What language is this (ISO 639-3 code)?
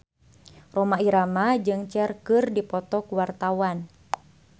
sun